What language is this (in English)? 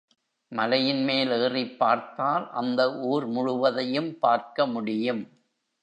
Tamil